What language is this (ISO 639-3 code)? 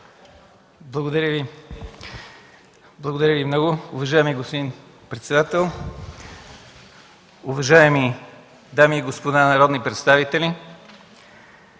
bul